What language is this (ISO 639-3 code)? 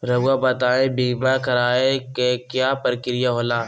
mag